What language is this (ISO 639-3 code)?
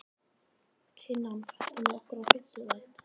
isl